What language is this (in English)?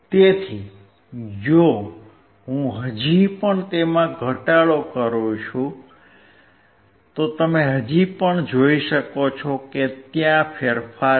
Gujarati